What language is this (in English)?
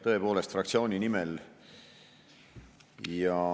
Estonian